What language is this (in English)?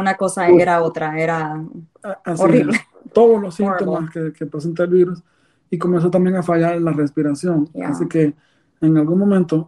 Spanish